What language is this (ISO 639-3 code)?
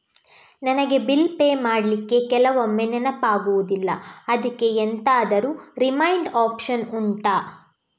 kan